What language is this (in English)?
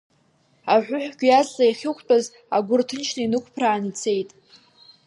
Abkhazian